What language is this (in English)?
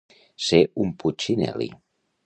Catalan